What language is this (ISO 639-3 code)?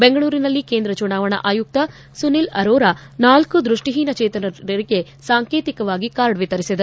kan